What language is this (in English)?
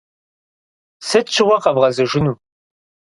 Kabardian